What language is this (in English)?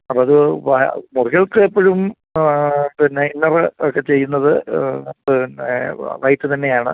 Malayalam